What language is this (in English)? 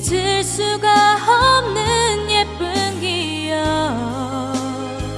Korean